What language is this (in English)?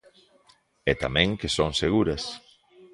Galician